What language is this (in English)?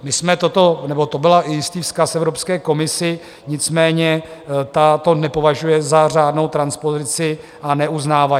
Czech